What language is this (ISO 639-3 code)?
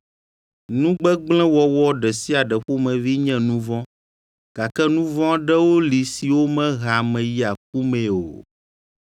ewe